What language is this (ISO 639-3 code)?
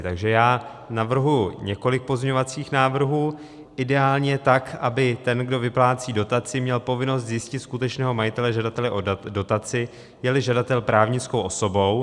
ces